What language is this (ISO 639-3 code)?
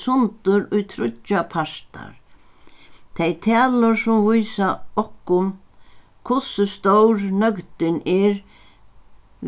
fao